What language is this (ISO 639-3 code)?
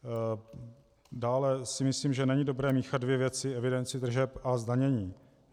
ces